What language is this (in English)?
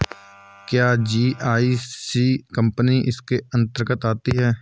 Hindi